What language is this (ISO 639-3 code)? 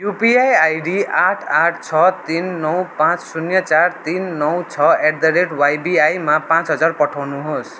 nep